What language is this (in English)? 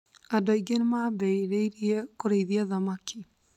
Kikuyu